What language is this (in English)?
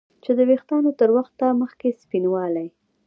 Pashto